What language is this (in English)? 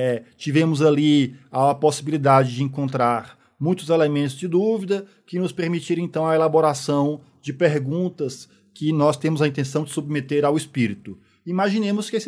Portuguese